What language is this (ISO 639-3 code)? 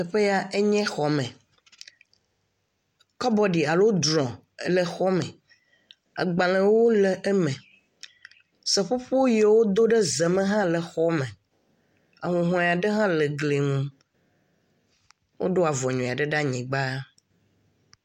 ewe